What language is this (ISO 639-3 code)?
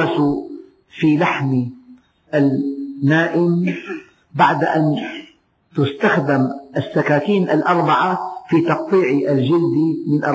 ara